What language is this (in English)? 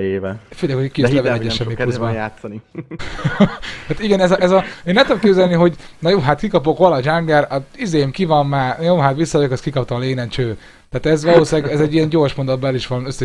Hungarian